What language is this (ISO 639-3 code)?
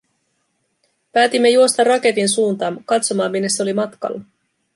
fin